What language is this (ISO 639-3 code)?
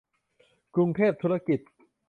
tha